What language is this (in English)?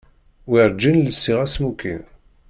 Kabyle